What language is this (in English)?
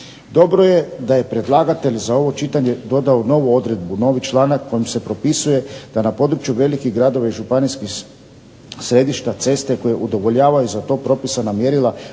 Croatian